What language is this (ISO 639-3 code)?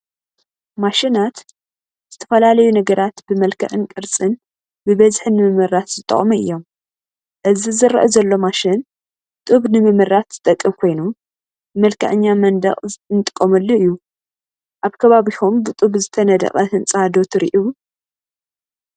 tir